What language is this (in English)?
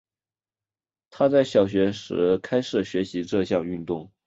Chinese